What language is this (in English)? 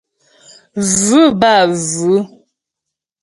Ghomala